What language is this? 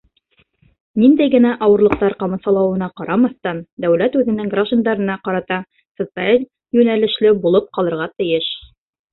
Bashkir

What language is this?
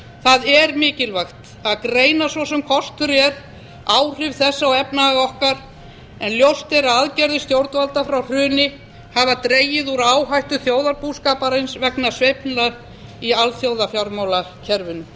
Icelandic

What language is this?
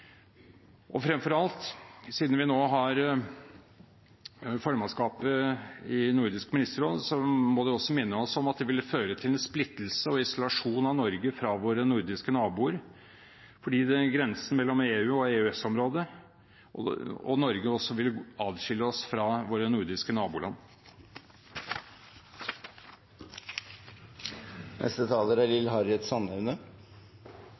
Norwegian Bokmål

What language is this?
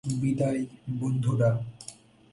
Bangla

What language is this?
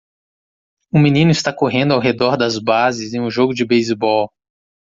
Portuguese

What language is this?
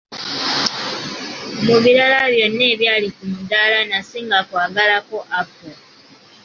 Ganda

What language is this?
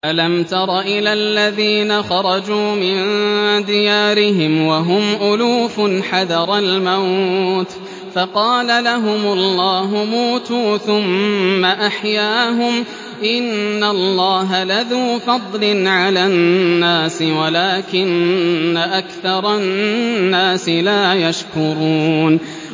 Arabic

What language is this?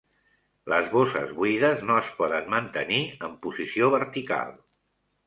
Catalan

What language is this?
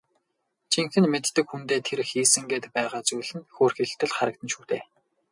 Mongolian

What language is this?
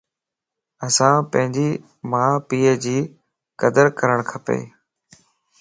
Lasi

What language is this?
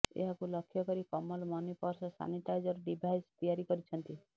Odia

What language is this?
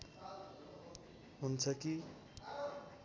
Nepali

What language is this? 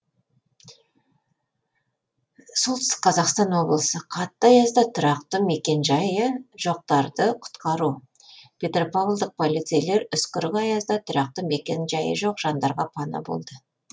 Kazakh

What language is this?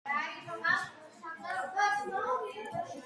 Georgian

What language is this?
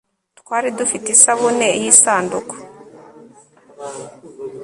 Kinyarwanda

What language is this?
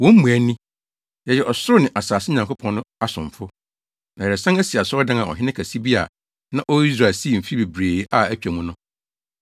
Akan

